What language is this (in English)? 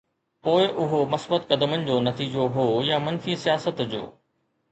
Sindhi